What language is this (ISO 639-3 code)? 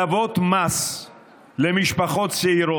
heb